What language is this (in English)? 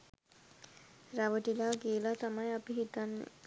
Sinhala